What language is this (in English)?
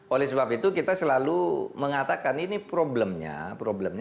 Indonesian